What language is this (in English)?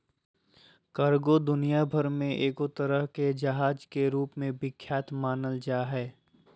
Magahi